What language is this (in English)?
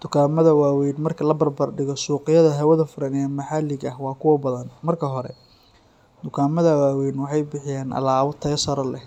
Somali